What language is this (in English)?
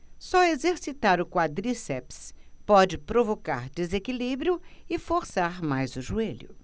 Portuguese